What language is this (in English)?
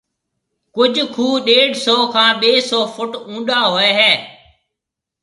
Marwari (Pakistan)